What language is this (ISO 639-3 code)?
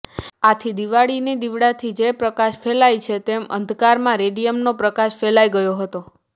guj